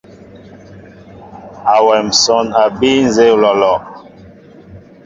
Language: Mbo (Cameroon)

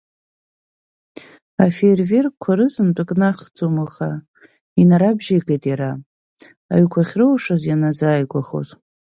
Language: Abkhazian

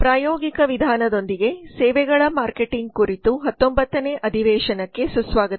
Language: Kannada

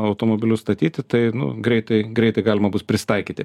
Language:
Lithuanian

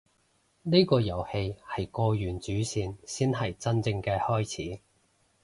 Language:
Cantonese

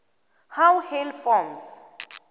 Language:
South Ndebele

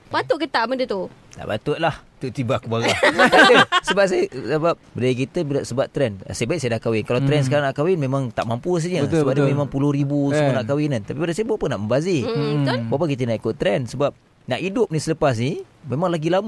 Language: Malay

